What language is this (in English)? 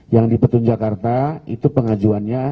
Indonesian